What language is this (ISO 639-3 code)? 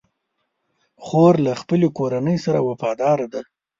pus